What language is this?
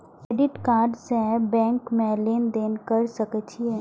Maithili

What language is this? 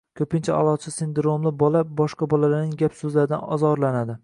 Uzbek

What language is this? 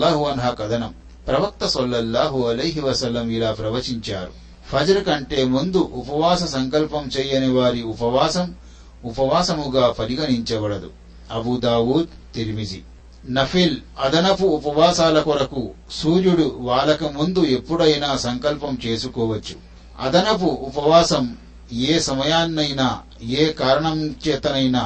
Telugu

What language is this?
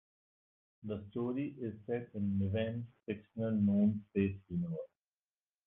English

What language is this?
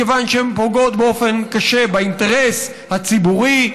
Hebrew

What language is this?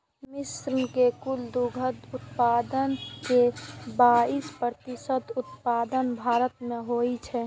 Maithili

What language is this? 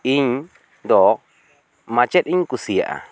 Santali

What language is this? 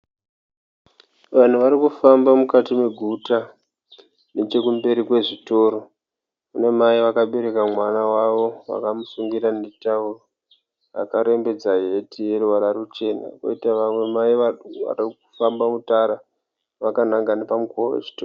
Shona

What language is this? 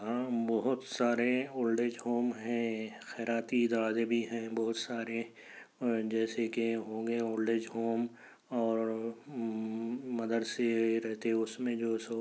Urdu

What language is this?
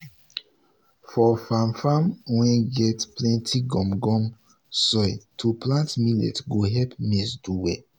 Nigerian Pidgin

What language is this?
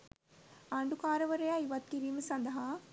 Sinhala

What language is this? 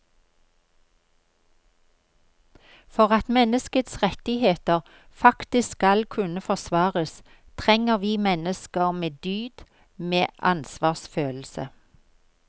Norwegian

